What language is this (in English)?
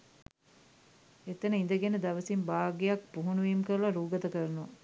Sinhala